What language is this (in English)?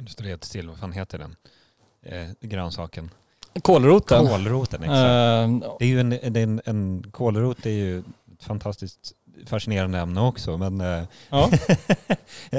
Swedish